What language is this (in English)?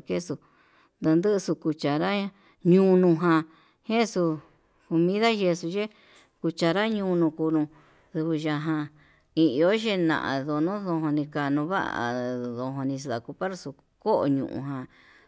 Yutanduchi Mixtec